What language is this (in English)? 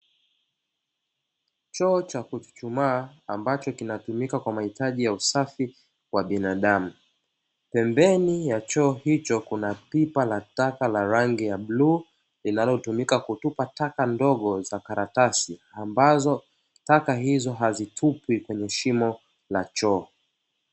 Swahili